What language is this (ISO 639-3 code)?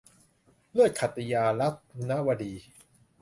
tha